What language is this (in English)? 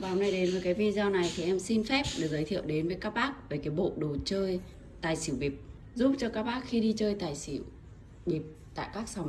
Vietnamese